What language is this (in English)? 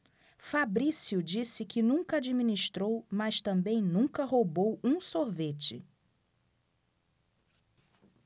Portuguese